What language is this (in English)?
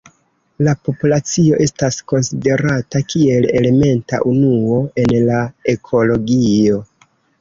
Esperanto